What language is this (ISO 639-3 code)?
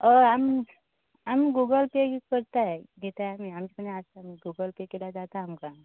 kok